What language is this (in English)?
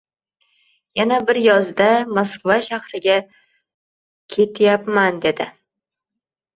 Uzbek